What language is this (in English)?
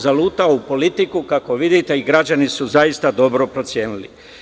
Serbian